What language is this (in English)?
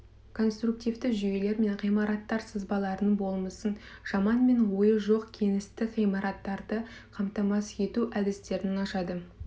Kazakh